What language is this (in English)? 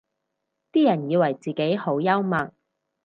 Cantonese